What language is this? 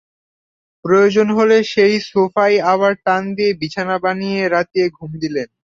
Bangla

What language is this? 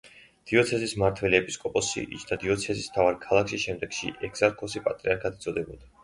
Georgian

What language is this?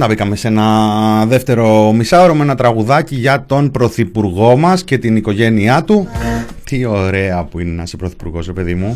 Greek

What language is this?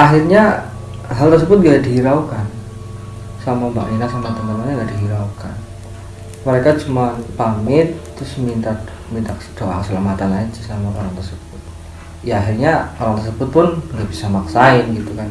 Indonesian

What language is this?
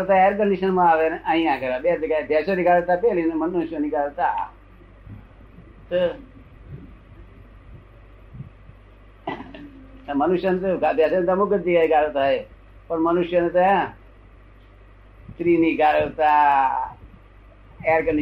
Gujarati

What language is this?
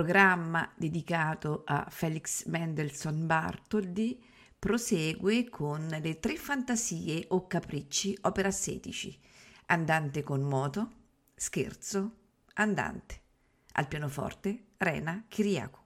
Italian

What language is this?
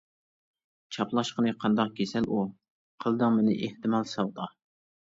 Uyghur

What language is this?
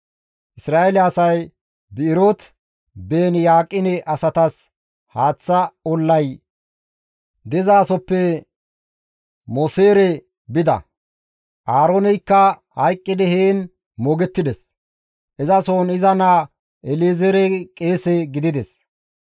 Gamo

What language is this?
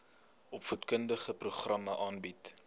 Afrikaans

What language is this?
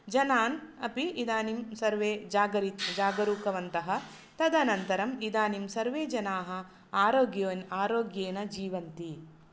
Sanskrit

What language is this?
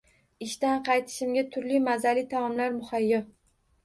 Uzbek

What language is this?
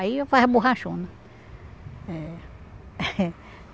Portuguese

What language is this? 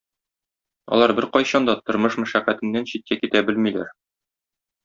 Tatar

